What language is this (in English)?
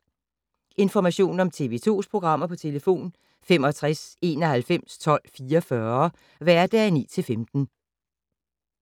Danish